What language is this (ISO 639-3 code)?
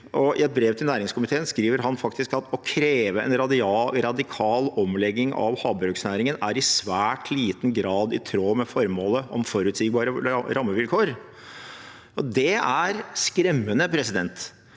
nor